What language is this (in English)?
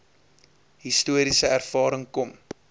Afrikaans